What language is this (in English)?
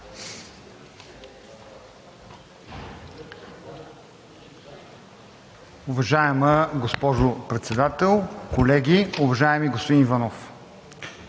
Bulgarian